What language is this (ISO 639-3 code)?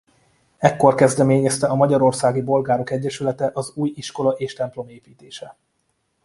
hun